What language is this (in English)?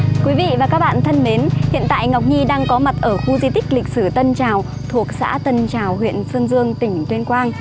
Vietnamese